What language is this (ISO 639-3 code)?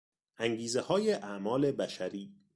fas